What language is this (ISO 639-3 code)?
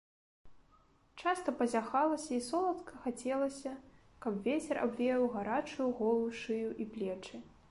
bel